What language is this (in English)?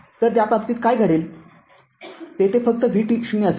Marathi